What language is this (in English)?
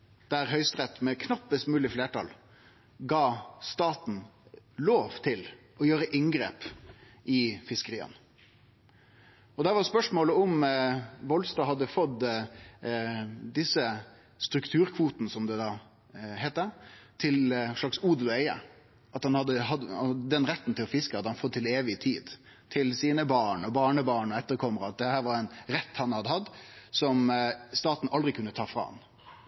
Norwegian Nynorsk